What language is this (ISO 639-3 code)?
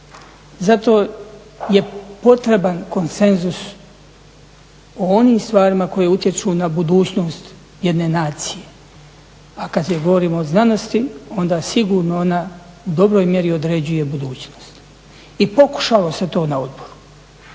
hrv